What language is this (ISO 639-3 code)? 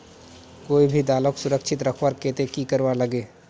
mag